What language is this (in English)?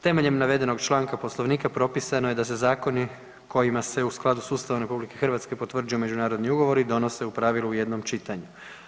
Croatian